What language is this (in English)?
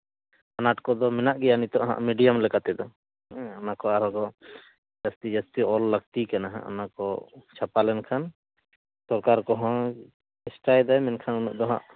Santali